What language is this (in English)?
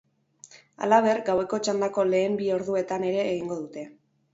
Basque